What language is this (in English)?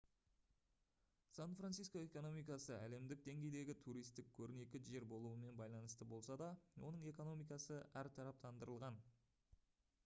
Kazakh